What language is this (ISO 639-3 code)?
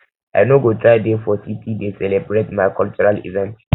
pcm